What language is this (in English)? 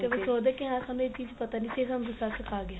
Punjabi